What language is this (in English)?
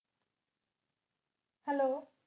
Punjabi